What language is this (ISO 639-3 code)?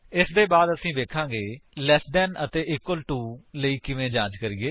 pan